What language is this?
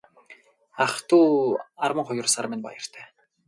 Mongolian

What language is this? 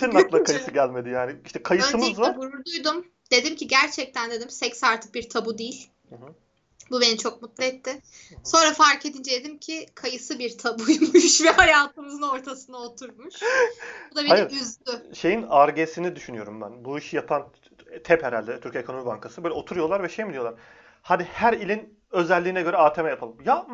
Turkish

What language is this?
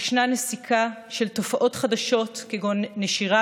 Hebrew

